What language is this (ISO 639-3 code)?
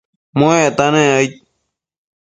mcf